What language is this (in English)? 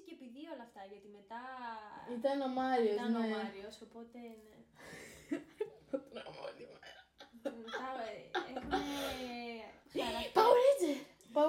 Greek